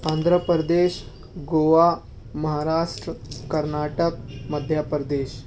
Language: Urdu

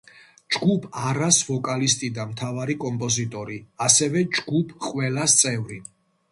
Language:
Georgian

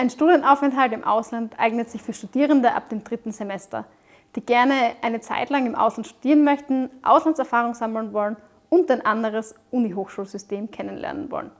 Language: German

